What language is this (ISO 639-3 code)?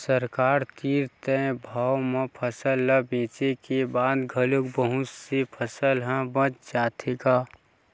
hne